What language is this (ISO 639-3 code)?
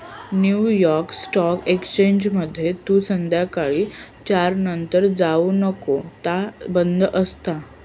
mar